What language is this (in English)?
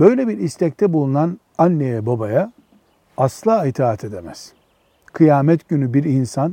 Turkish